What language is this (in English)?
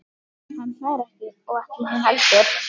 Icelandic